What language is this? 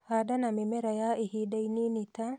Kikuyu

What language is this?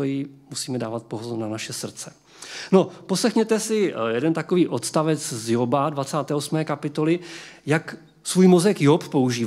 Czech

